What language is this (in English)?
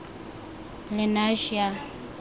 Tswana